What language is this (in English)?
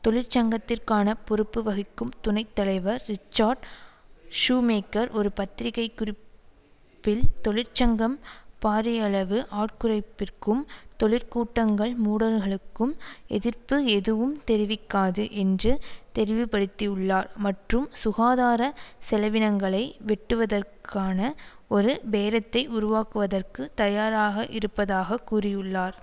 Tamil